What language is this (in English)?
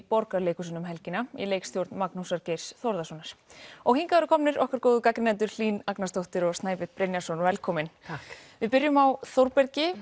Icelandic